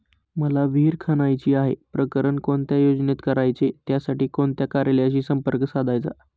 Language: Marathi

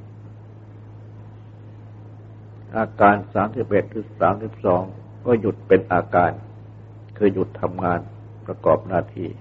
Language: Thai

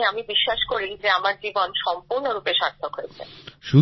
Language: Bangla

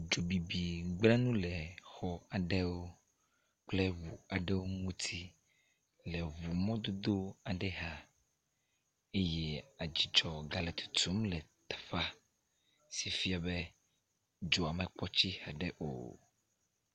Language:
Ewe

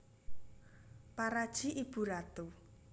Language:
Javanese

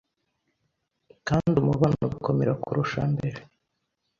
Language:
Kinyarwanda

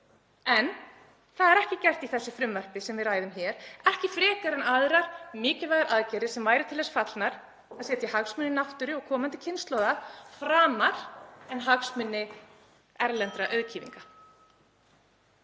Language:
Icelandic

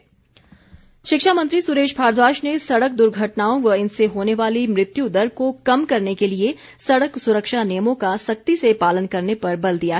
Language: Hindi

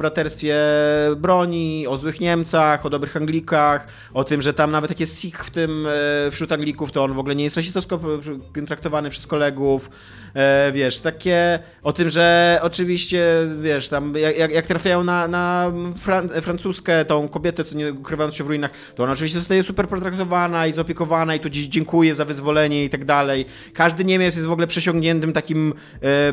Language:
Polish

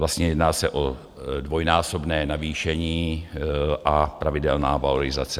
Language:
Czech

